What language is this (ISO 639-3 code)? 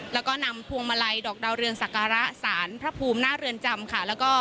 tha